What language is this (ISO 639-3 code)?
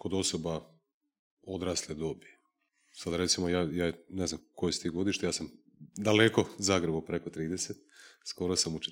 hrv